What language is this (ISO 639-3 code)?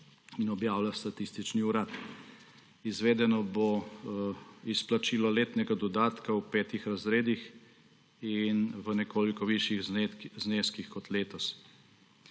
slv